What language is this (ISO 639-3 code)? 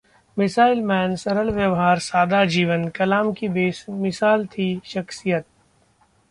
hin